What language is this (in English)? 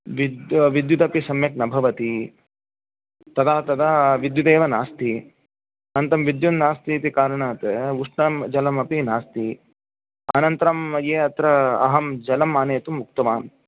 Sanskrit